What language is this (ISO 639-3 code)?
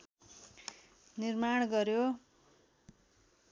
nep